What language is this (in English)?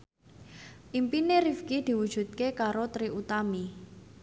Javanese